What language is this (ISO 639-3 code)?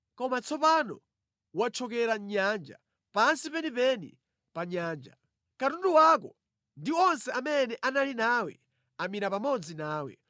nya